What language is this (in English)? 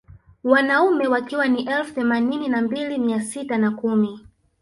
Swahili